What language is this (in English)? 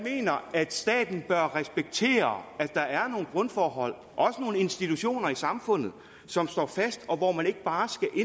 Danish